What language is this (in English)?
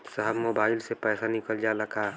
Bhojpuri